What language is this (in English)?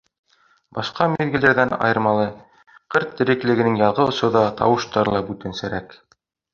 Bashkir